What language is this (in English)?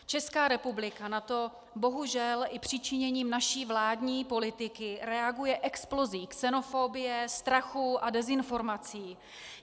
Czech